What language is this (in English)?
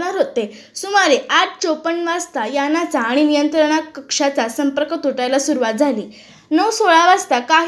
Marathi